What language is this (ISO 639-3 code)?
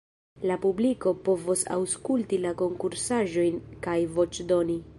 epo